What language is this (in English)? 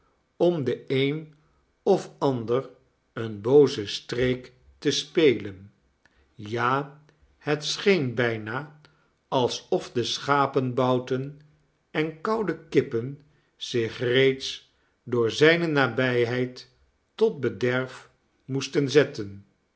Dutch